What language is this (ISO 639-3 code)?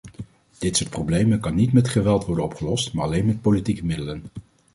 nld